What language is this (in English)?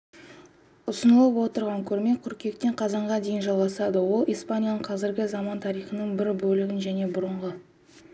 Kazakh